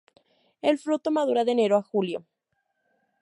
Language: Spanish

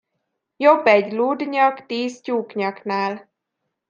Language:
Hungarian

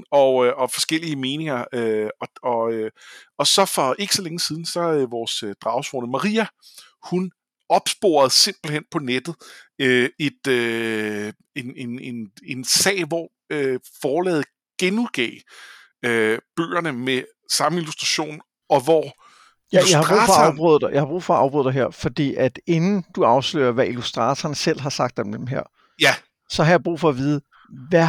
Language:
Danish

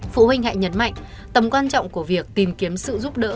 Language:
Vietnamese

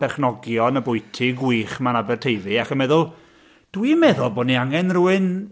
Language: Welsh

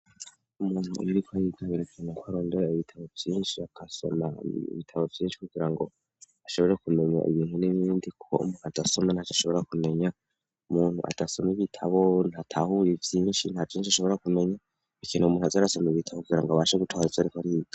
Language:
Rundi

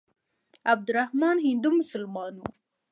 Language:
Pashto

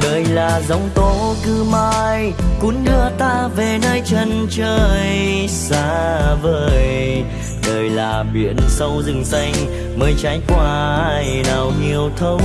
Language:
Vietnamese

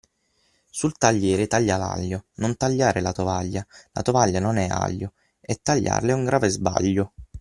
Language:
Italian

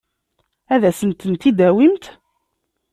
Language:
Kabyle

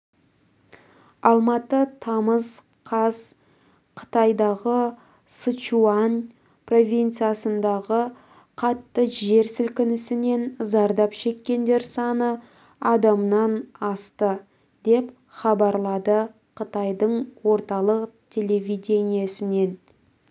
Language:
Kazakh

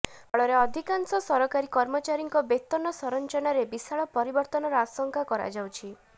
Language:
Odia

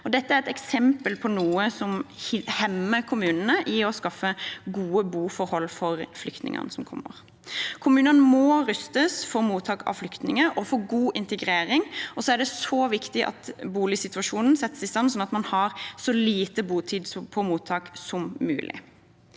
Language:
Norwegian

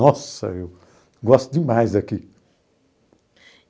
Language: Portuguese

